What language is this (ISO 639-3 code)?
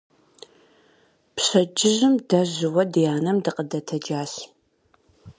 kbd